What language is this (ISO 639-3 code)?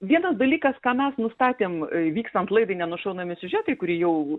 lit